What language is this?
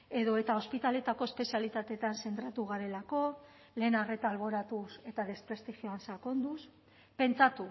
Basque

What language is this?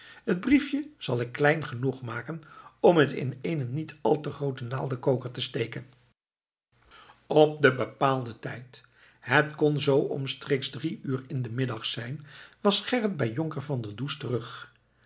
Dutch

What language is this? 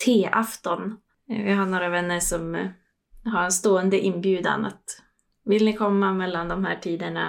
Swedish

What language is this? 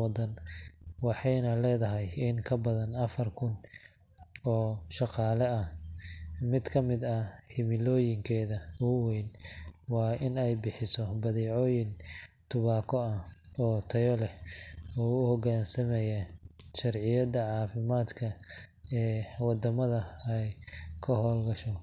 Somali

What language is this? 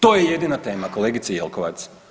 Croatian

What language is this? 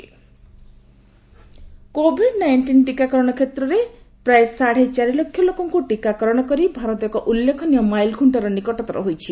Odia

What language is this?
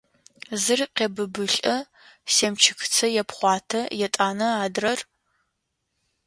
Adyghe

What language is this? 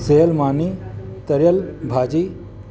Sindhi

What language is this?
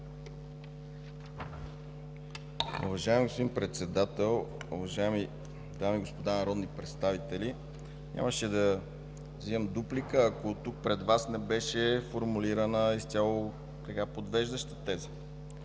Bulgarian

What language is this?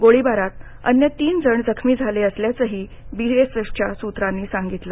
Marathi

